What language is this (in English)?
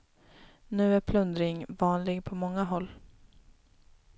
Swedish